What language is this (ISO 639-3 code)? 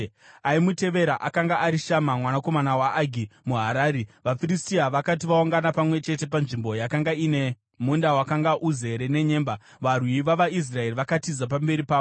sna